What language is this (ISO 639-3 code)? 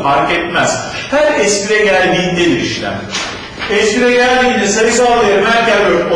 tur